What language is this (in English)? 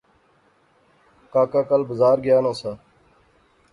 Pahari-Potwari